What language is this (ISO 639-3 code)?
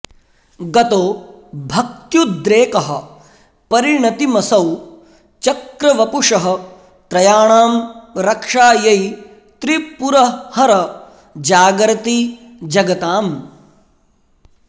san